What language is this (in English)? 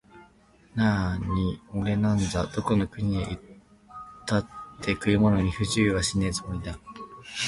Japanese